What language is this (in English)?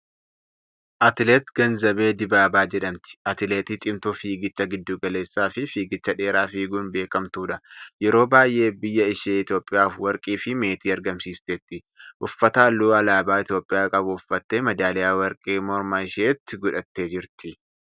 Oromo